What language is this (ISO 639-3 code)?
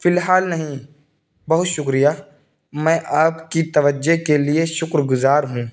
urd